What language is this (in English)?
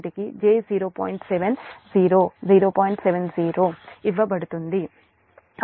Telugu